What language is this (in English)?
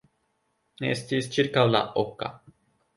Esperanto